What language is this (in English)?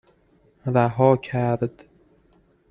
Persian